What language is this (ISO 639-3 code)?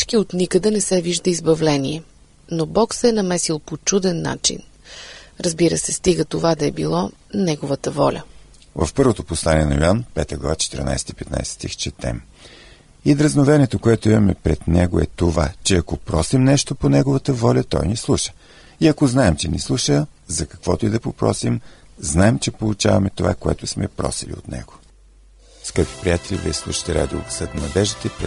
bul